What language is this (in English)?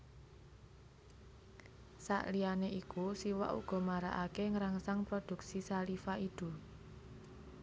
Javanese